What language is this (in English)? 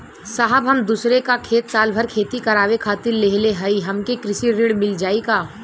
Bhojpuri